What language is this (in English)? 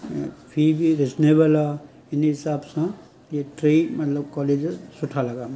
Sindhi